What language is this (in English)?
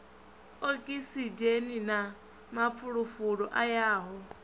Venda